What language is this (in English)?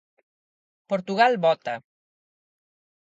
Galician